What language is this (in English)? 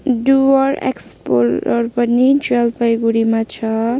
Nepali